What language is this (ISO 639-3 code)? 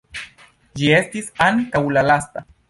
epo